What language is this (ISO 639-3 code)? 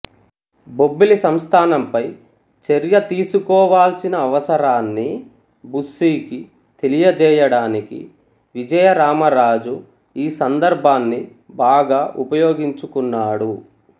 tel